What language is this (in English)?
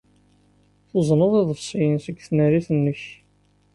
Kabyle